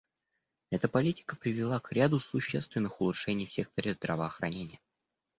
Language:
Russian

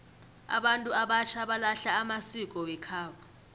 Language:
South Ndebele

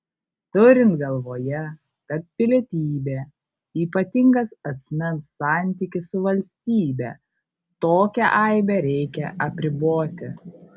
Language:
Lithuanian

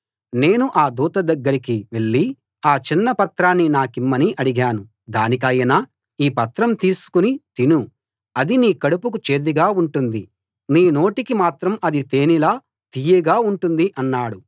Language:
Telugu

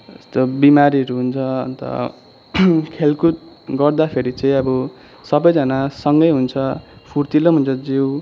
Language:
Nepali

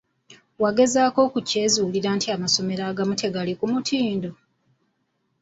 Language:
Ganda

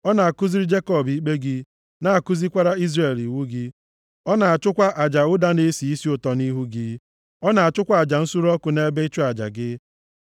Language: Igbo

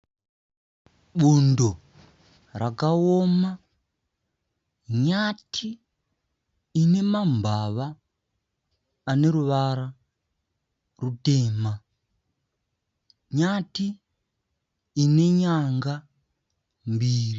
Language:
Shona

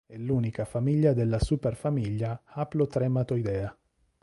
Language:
Italian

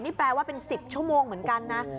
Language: Thai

